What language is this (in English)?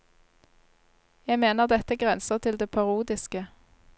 Norwegian